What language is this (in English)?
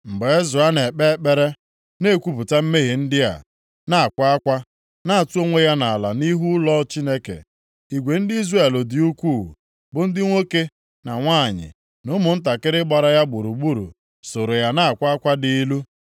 Igbo